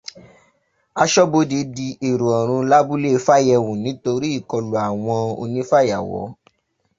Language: Yoruba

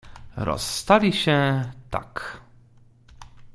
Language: Polish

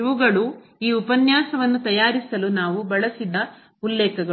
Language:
Kannada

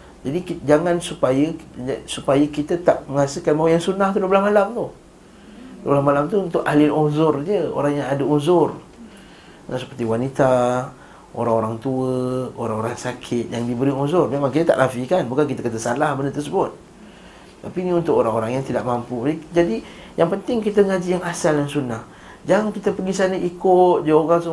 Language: Malay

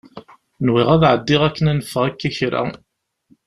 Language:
Kabyle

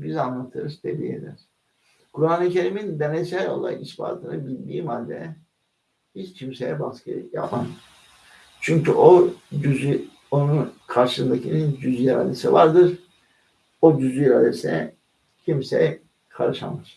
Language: Turkish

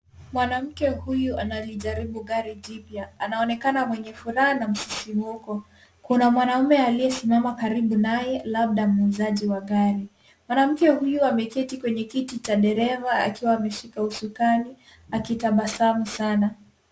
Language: Swahili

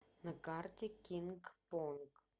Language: Russian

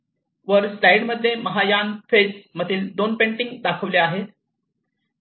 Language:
Marathi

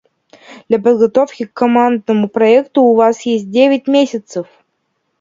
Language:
Russian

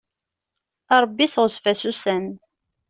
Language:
Kabyle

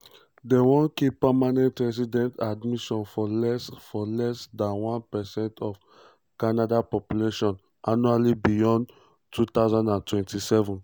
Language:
Nigerian Pidgin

